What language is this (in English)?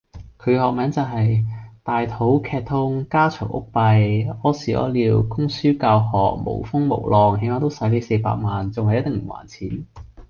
Cantonese